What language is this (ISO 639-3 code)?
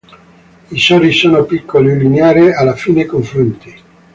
ita